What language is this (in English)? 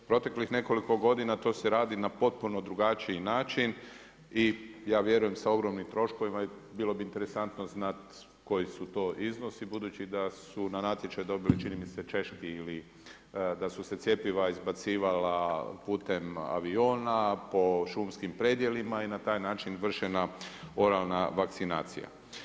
Croatian